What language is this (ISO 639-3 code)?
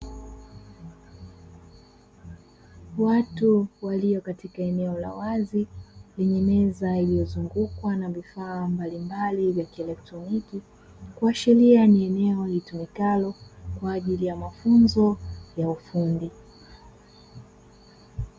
swa